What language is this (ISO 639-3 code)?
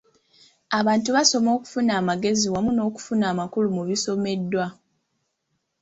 lug